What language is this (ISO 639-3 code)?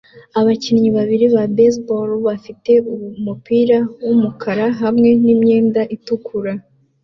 kin